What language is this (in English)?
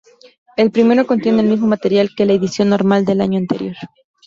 Spanish